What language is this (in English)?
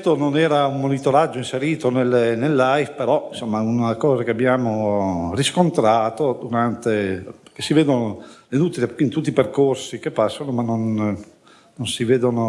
Italian